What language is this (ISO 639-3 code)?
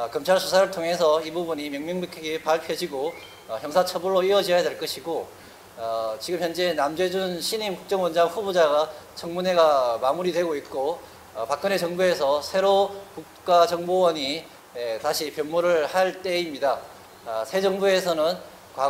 kor